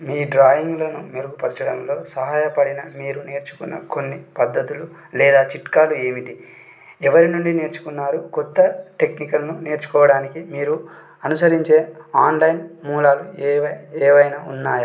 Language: Telugu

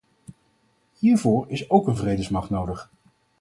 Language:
Dutch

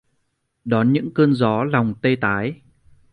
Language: Vietnamese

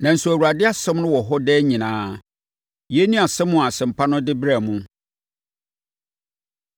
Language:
Akan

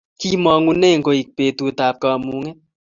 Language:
Kalenjin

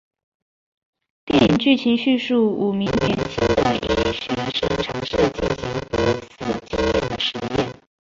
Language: Chinese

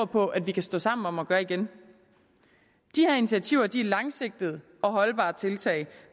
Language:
Danish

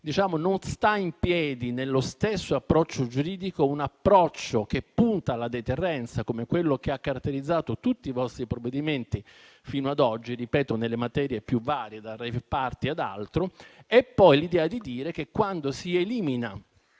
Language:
Italian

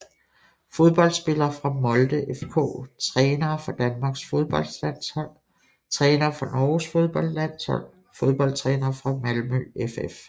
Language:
Danish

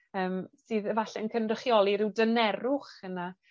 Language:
Welsh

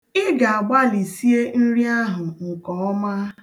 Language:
Igbo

